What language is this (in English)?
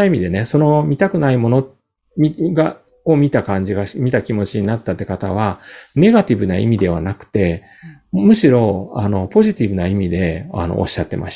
Japanese